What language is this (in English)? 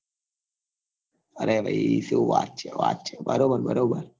Gujarati